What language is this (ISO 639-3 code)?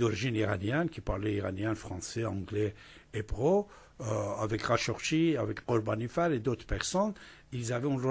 fra